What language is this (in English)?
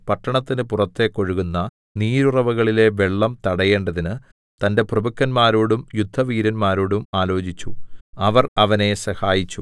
Malayalam